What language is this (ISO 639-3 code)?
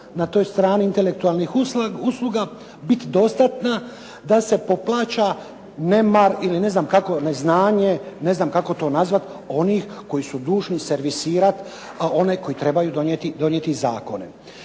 hrv